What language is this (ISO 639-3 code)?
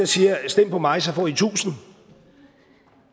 dan